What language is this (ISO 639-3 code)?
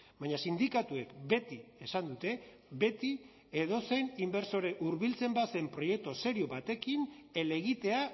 eus